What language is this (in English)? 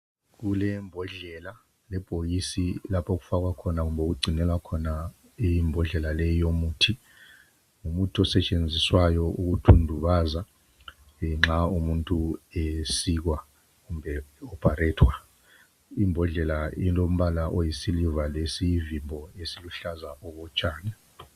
North Ndebele